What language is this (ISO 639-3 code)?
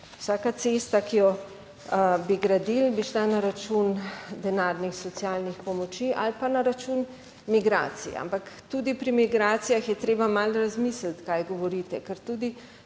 slv